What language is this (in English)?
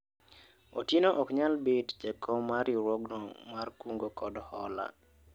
Luo (Kenya and Tanzania)